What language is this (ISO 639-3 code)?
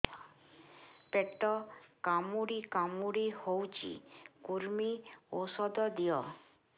ori